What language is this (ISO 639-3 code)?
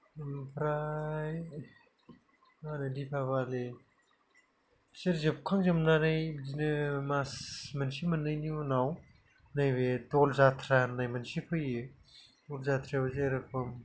brx